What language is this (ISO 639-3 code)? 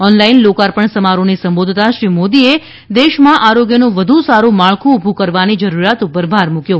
guj